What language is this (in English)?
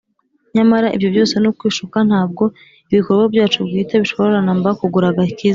Kinyarwanda